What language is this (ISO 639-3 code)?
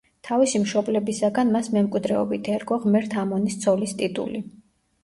kat